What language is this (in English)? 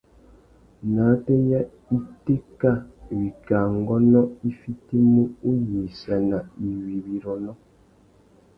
Tuki